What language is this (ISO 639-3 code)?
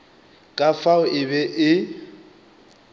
nso